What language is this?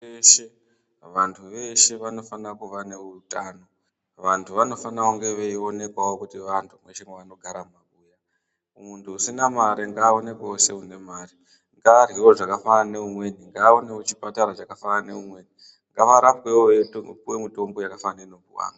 Ndau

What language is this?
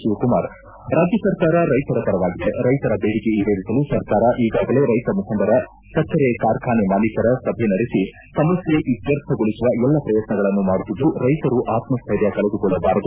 Kannada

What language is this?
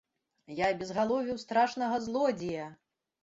Belarusian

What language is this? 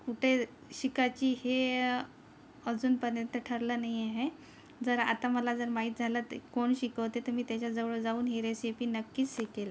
Marathi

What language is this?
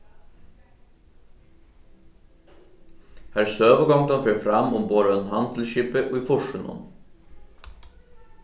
Faroese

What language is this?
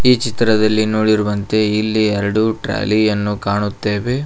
Kannada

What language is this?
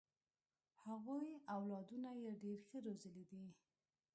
Pashto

